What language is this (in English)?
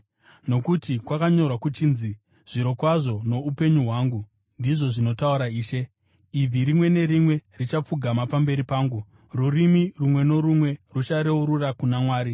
Shona